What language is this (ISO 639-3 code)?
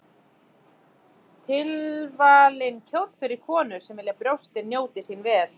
isl